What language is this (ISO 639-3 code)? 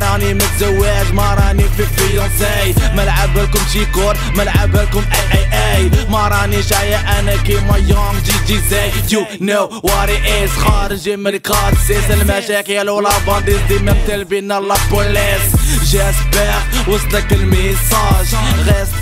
fra